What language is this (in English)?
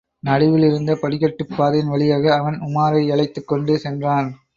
Tamil